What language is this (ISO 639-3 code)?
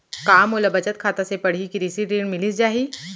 hne